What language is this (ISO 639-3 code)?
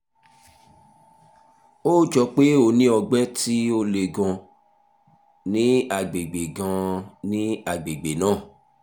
yor